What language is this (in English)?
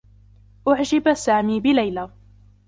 Arabic